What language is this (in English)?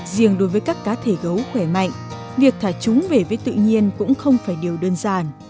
Vietnamese